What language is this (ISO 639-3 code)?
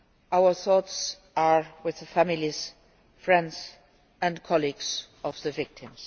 eng